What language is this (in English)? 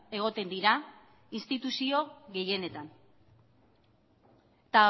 Basque